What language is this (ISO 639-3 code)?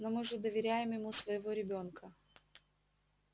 rus